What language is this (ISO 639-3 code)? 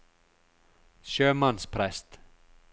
nor